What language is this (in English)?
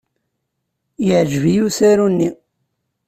Kabyle